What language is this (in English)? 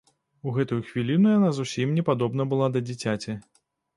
Belarusian